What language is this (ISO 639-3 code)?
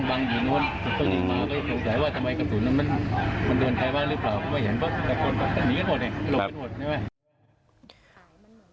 tha